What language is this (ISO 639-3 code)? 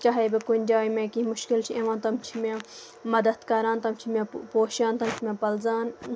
kas